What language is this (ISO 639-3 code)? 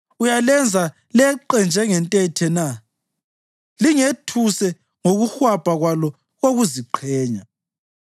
nde